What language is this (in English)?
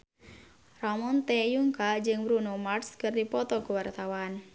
Sundanese